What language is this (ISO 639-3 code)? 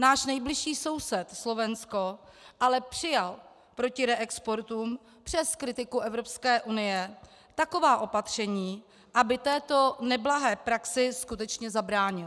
ces